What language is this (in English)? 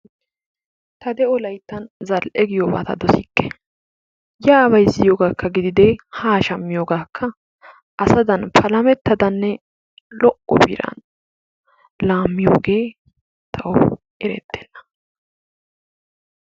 Wolaytta